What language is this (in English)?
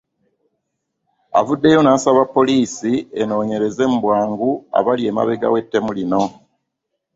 Ganda